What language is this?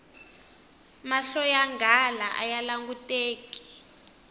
Tsonga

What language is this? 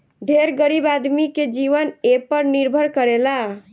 Bhojpuri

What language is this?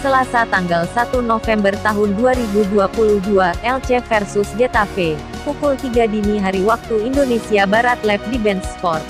Indonesian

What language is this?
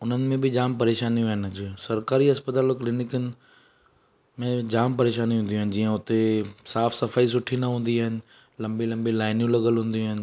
Sindhi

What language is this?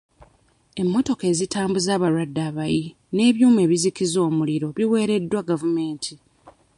Ganda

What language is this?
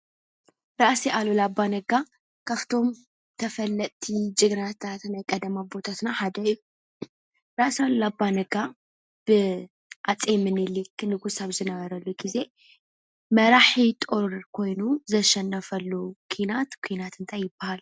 Tigrinya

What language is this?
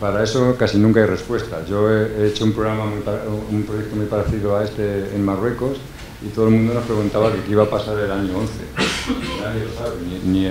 Spanish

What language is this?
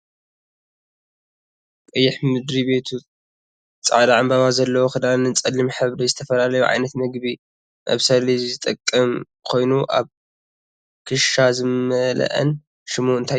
Tigrinya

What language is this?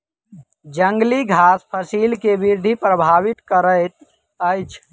Maithili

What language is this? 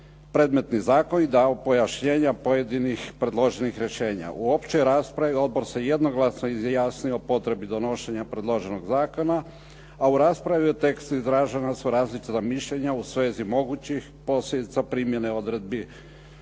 Croatian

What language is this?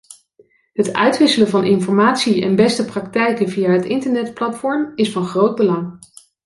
Dutch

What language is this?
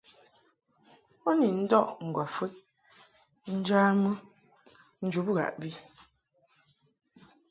Mungaka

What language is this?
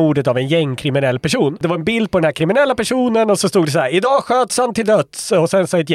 Swedish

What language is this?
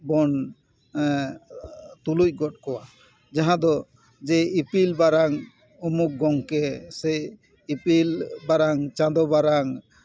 Santali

